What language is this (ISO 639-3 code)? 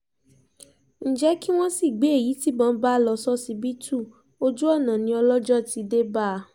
yor